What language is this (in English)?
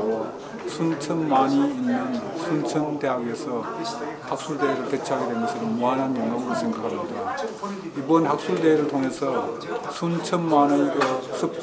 Korean